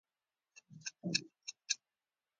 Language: Pashto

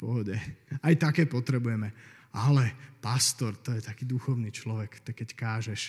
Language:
Slovak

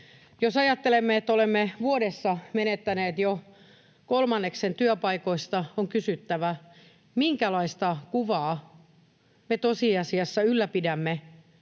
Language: Finnish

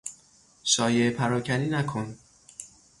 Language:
Persian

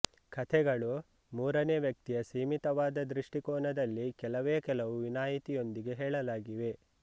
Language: Kannada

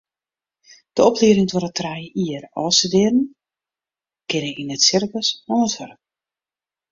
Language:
Western Frisian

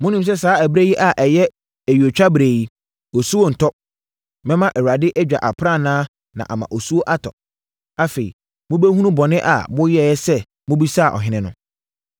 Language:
Akan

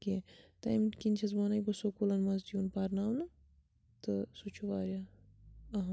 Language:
Kashmiri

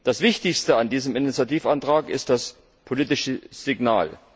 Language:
German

